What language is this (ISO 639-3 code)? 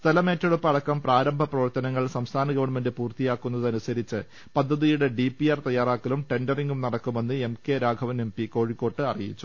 mal